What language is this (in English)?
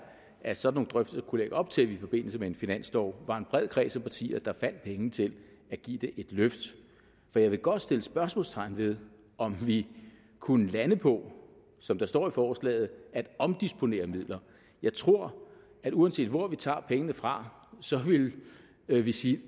Danish